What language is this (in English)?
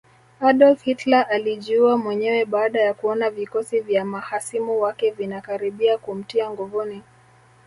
Swahili